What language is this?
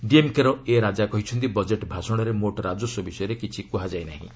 Odia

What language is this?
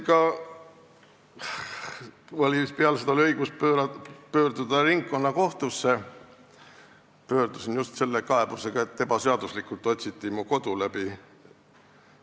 Estonian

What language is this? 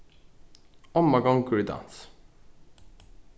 Faroese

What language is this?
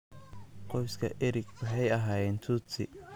Somali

